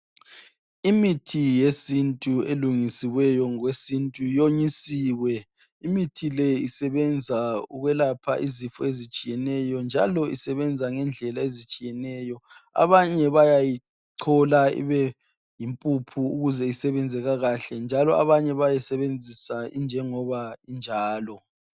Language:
North Ndebele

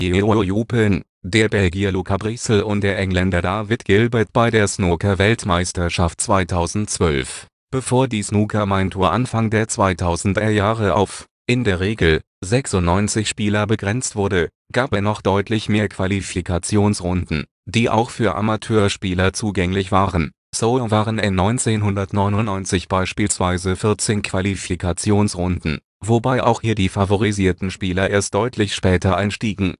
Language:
German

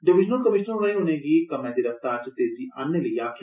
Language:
Dogri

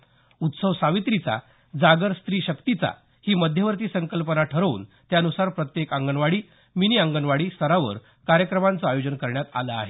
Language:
Marathi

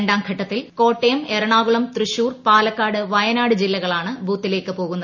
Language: Malayalam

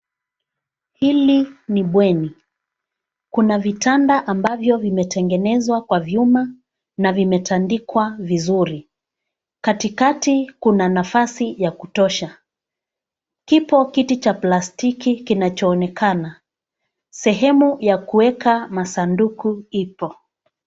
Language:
Swahili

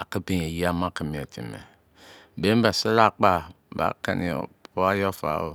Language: Izon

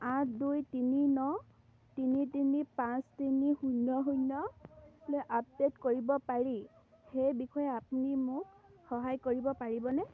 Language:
Assamese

